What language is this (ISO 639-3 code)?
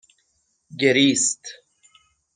fas